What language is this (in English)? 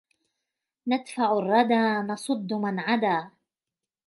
Arabic